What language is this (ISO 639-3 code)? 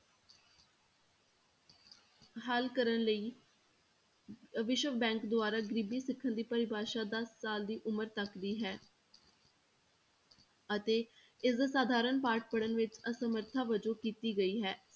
pan